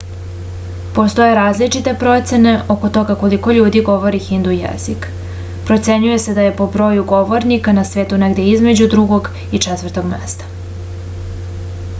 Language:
Serbian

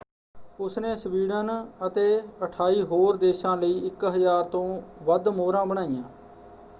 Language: Punjabi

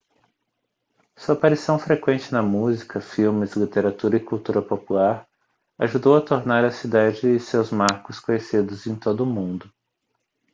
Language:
Portuguese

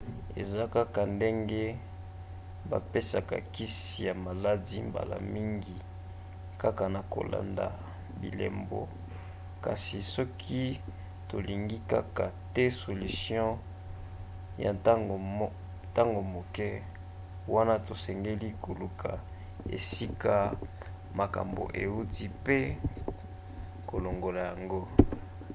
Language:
Lingala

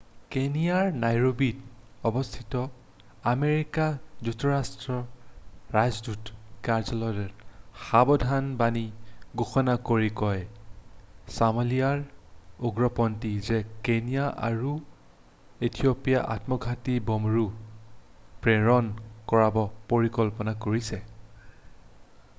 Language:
Assamese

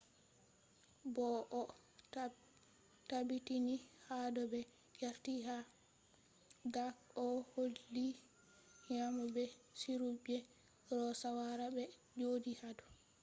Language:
Fula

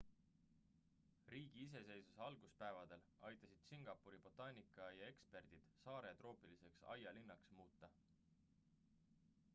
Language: Estonian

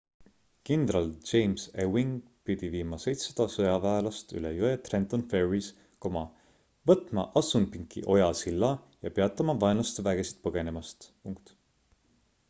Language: Estonian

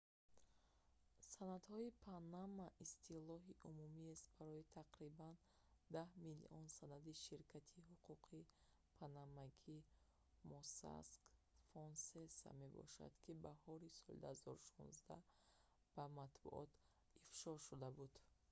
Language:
Tajik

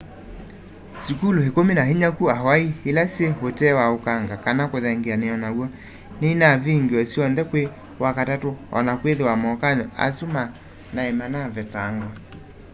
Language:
Kamba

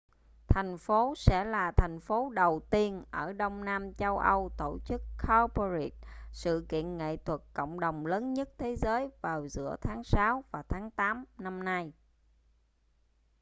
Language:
Vietnamese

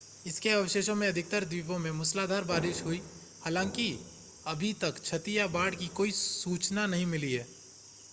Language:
Hindi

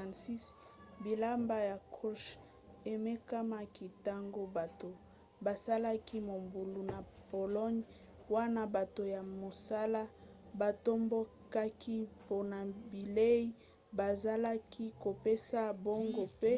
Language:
Lingala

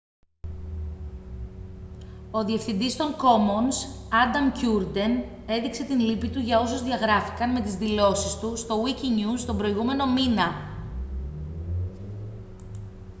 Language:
Greek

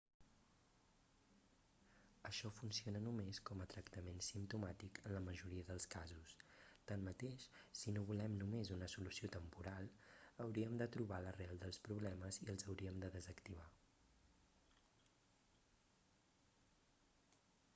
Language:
Catalan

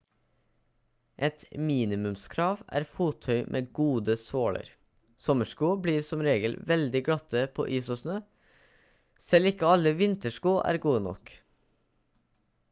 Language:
Norwegian Bokmål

